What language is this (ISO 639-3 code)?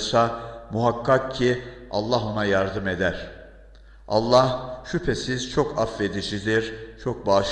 tur